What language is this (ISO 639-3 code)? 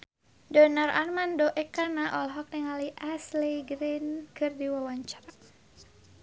sun